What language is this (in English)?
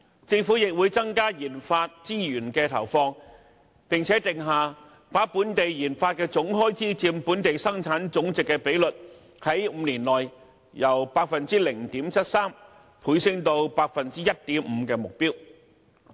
Cantonese